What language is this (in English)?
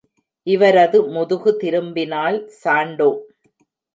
Tamil